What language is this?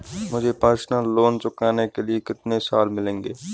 Hindi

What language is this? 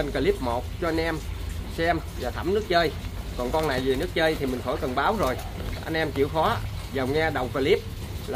Vietnamese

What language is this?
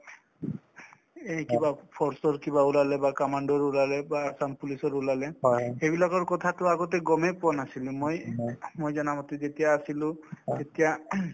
Assamese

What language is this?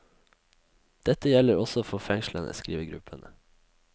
Norwegian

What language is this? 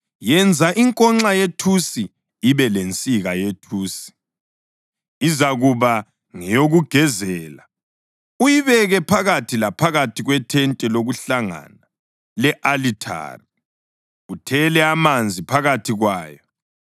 North Ndebele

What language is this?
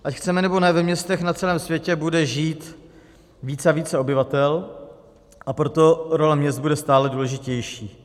Czech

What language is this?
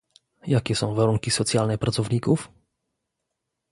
Polish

